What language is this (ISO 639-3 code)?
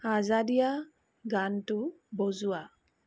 asm